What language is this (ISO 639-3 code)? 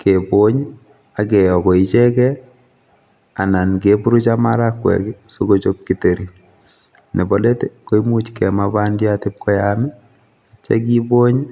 kln